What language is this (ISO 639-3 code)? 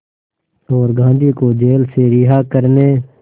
hin